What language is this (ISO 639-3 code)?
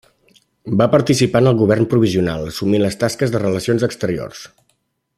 cat